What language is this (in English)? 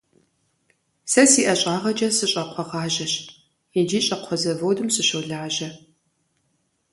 Kabardian